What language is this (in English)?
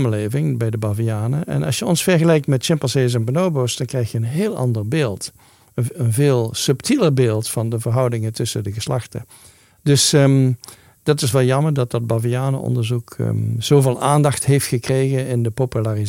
Dutch